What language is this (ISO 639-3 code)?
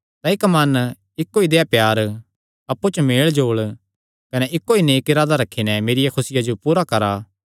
xnr